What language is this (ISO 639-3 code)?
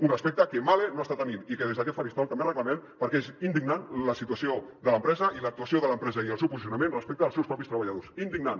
cat